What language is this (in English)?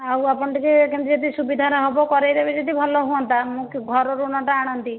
Odia